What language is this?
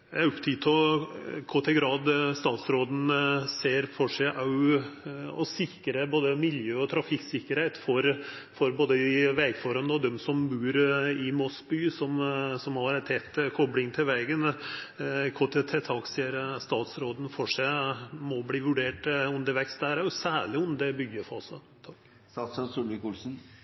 Norwegian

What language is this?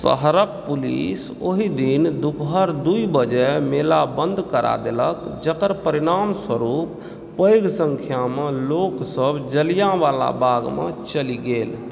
Maithili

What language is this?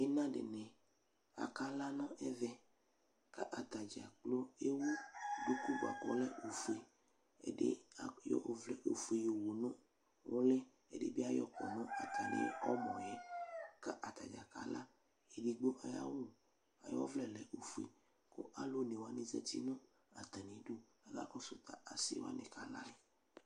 Ikposo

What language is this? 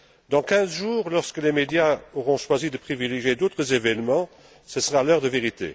French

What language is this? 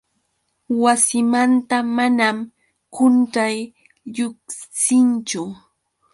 Yauyos Quechua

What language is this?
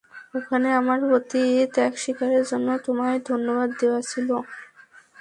Bangla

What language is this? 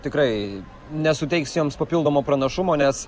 Lithuanian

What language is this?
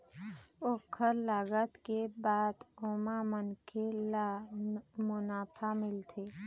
Chhattisgarhi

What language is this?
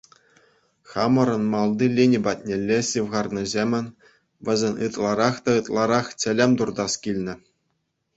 Chuvash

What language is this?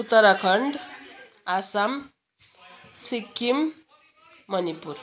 Nepali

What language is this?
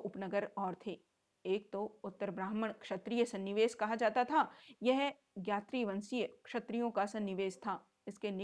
Hindi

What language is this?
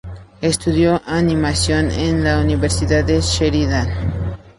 Spanish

